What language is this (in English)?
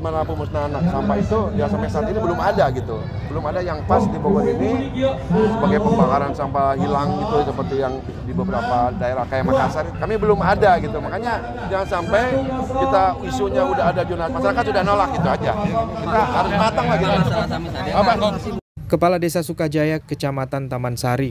Indonesian